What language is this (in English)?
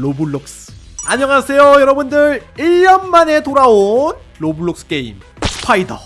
Korean